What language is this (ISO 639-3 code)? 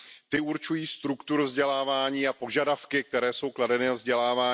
ces